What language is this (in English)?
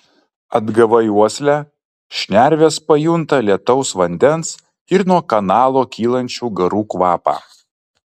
Lithuanian